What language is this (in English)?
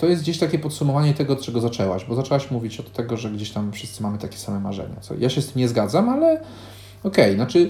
Polish